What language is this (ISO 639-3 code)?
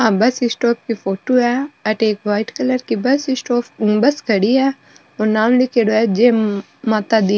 mwr